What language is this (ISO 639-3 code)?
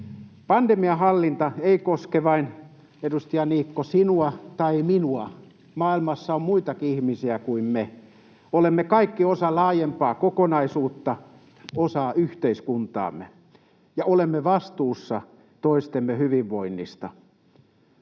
fin